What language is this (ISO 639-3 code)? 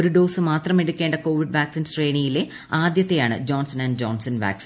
mal